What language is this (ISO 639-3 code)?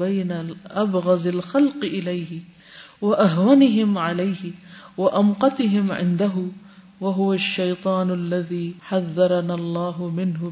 urd